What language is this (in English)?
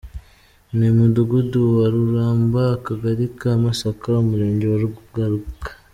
Kinyarwanda